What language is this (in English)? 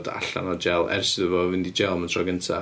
Welsh